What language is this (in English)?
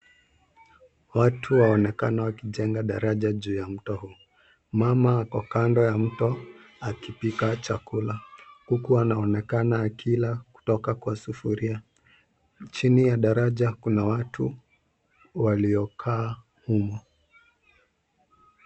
Swahili